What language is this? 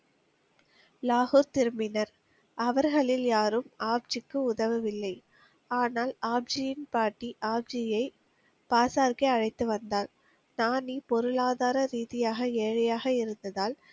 Tamil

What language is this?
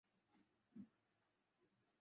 Swahili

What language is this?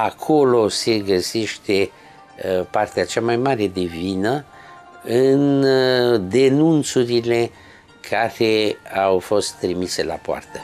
Romanian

